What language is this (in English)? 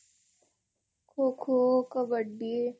Odia